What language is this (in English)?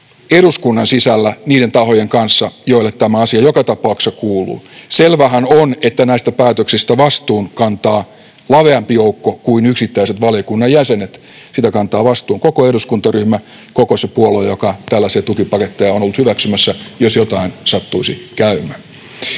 Finnish